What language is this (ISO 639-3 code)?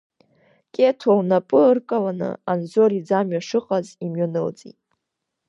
abk